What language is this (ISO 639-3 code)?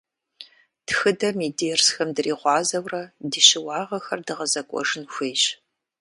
kbd